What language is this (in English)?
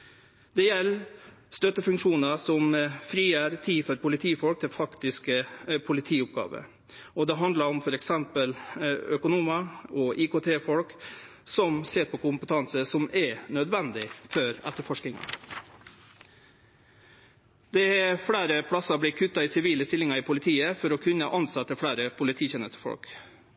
Norwegian Nynorsk